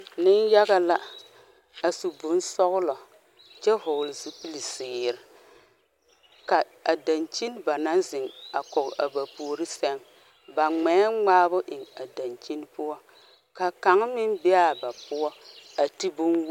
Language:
Southern Dagaare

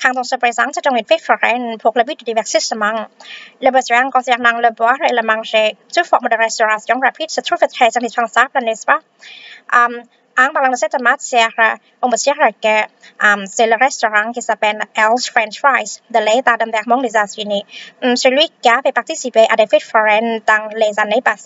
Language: Thai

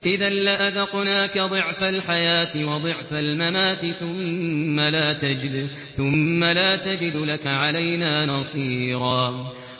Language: Arabic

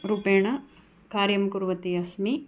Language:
Sanskrit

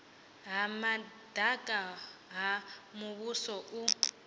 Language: Venda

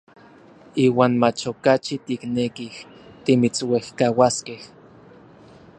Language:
Orizaba Nahuatl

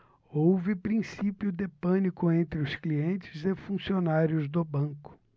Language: Portuguese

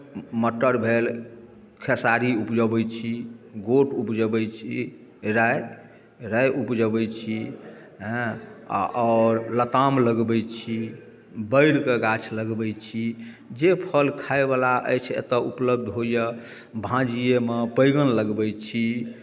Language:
Maithili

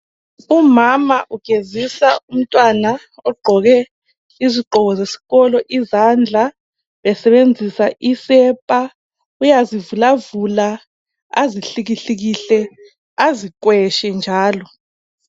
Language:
North Ndebele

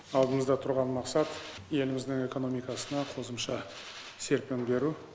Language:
Kazakh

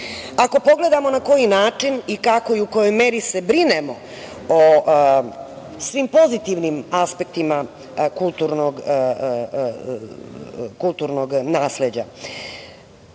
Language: Serbian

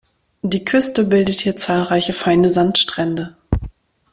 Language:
German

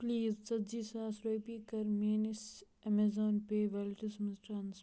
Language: Kashmiri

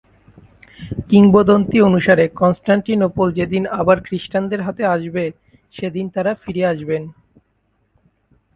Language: Bangla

